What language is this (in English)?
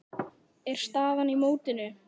Icelandic